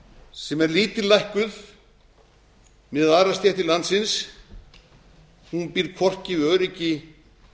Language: Icelandic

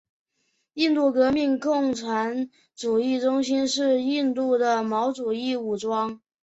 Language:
Chinese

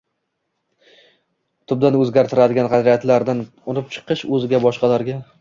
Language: Uzbek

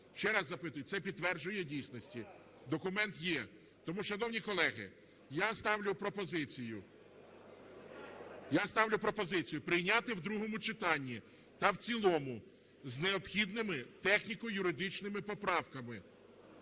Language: Ukrainian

